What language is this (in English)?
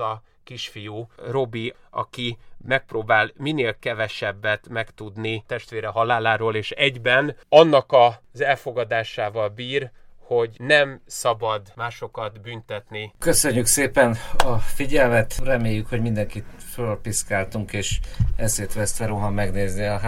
Hungarian